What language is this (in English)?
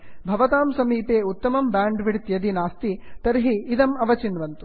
Sanskrit